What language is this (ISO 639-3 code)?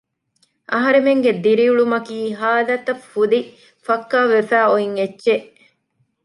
div